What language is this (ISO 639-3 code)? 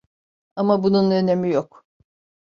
tur